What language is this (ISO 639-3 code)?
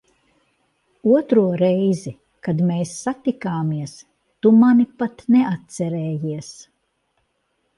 lav